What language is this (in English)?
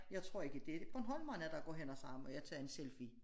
Danish